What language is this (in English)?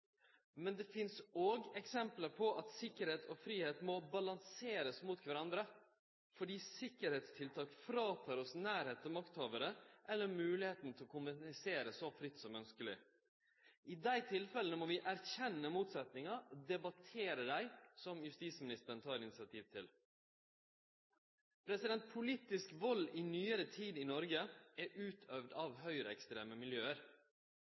Norwegian Nynorsk